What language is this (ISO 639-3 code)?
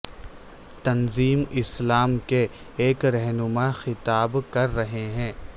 urd